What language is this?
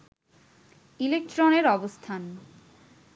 Bangla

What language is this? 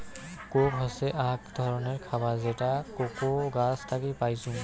Bangla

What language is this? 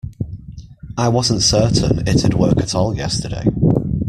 English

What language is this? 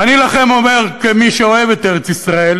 Hebrew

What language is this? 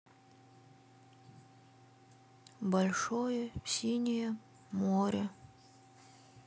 Russian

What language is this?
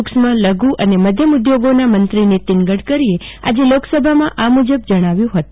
Gujarati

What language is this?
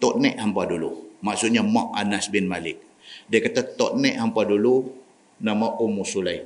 Malay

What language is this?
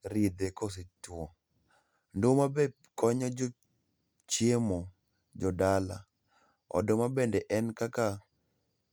Luo (Kenya and Tanzania)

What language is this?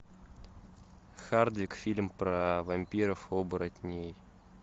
Russian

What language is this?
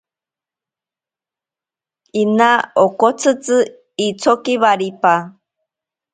Ashéninka Perené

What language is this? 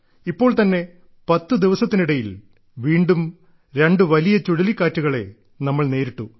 Malayalam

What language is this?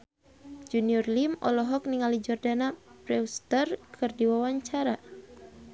Sundanese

